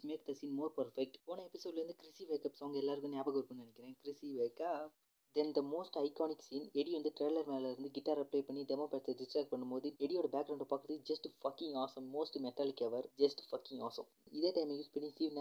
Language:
Malayalam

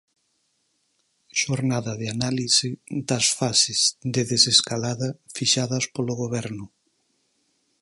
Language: Galician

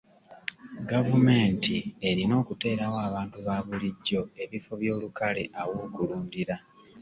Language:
Ganda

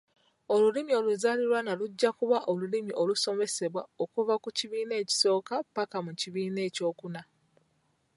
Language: Ganda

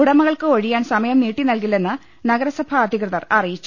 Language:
Malayalam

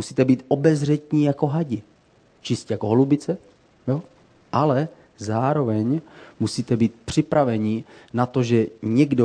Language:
Czech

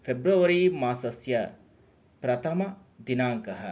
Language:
Sanskrit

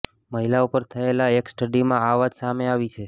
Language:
Gujarati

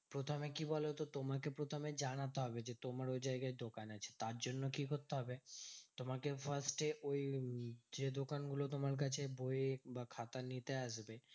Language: Bangla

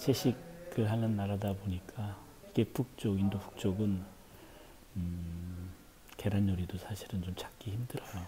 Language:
Korean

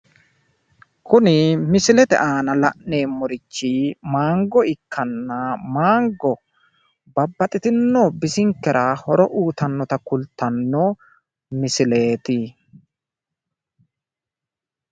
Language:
Sidamo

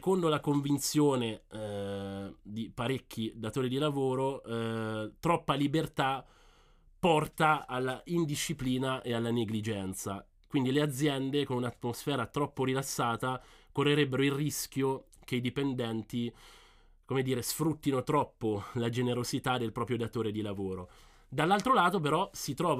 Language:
Italian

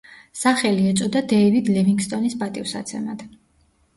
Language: Georgian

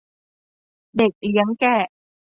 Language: Thai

